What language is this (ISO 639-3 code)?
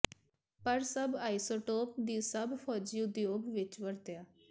pan